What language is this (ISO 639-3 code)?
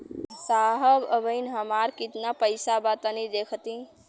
bho